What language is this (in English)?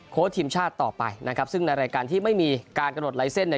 Thai